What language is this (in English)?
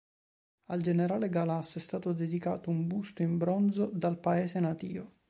Italian